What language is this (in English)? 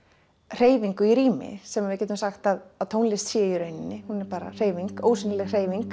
Icelandic